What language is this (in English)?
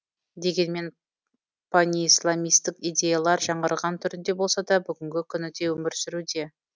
Kazakh